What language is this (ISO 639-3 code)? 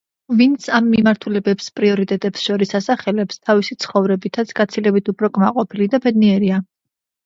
kat